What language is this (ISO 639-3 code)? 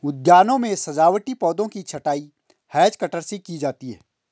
hin